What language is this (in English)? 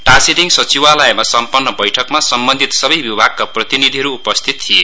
Nepali